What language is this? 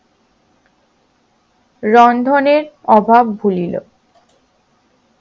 Bangla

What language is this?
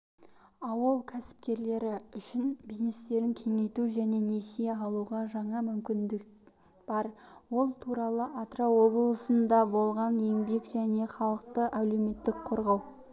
Kazakh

